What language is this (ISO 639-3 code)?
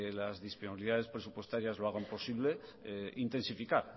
spa